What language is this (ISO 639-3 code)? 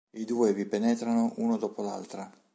ita